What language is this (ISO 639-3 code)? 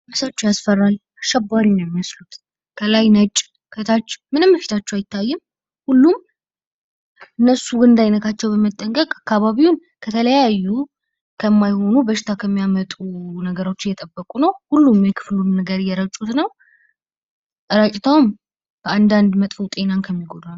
amh